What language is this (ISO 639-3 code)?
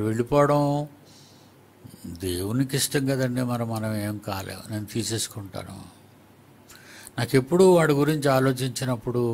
hin